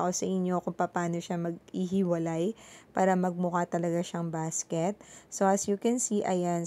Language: Filipino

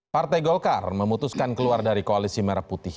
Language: Indonesian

